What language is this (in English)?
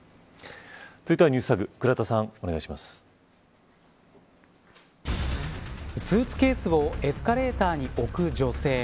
Japanese